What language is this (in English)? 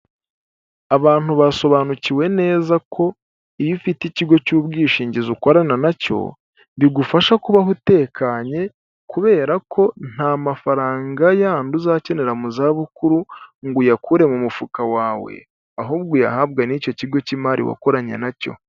Kinyarwanda